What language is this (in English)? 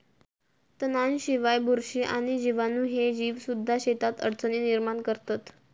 Marathi